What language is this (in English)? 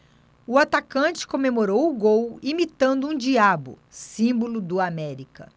Portuguese